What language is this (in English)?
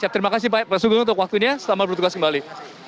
Indonesian